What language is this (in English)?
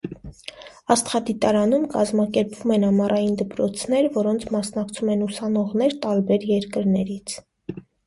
Armenian